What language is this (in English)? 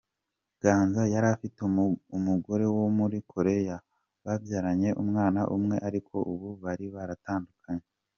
Kinyarwanda